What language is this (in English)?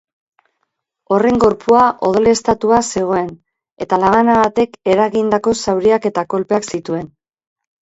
Basque